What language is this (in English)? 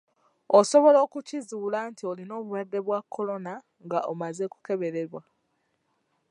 Ganda